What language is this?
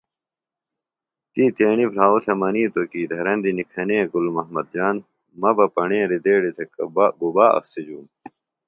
Phalura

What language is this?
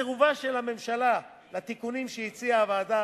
Hebrew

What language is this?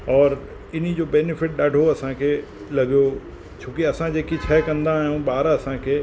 Sindhi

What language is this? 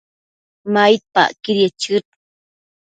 Matsés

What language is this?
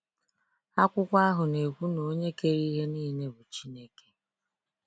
Igbo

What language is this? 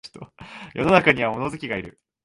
Japanese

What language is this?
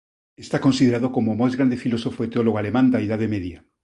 Galician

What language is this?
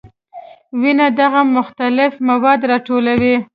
Pashto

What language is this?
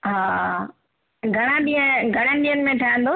Sindhi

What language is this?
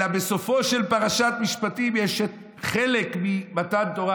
Hebrew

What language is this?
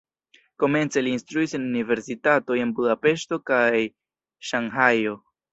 Esperanto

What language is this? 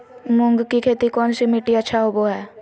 Magahi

